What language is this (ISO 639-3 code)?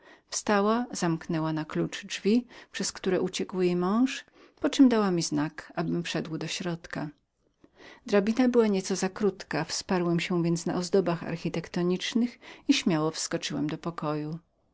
pol